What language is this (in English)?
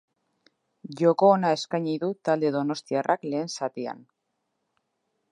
Basque